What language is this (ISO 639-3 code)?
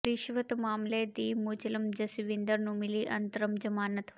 pan